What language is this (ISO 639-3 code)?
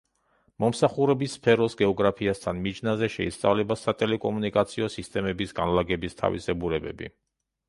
kat